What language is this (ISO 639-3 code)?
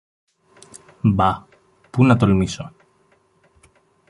ell